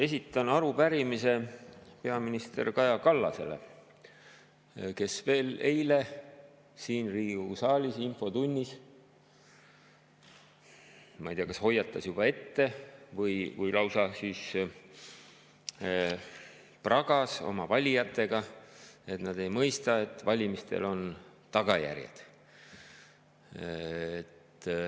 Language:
Estonian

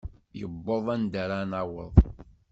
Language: Kabyle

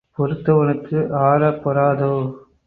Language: Tamil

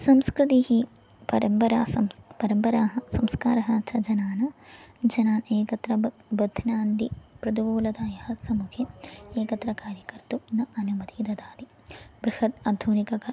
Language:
Sanskrit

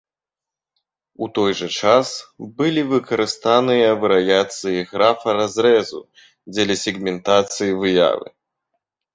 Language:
Belarusian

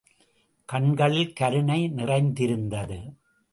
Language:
Tamil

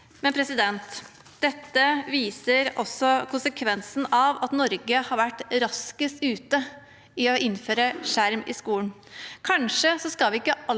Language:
Norwegian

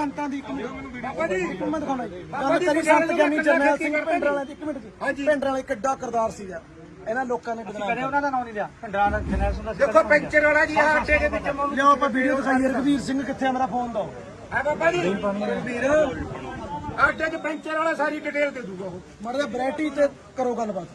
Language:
Punjabi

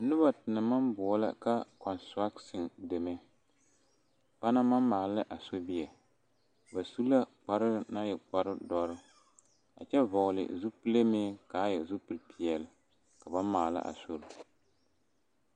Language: Southern Dagaare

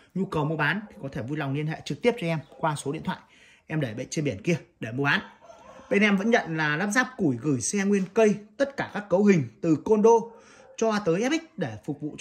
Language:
Vietnamese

